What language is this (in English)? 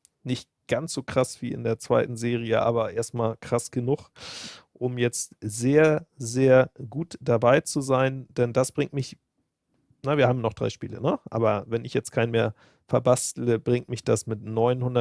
German